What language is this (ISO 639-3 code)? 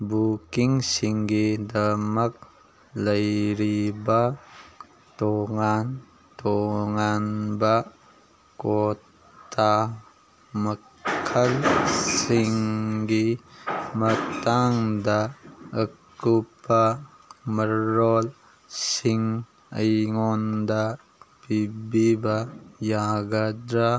mni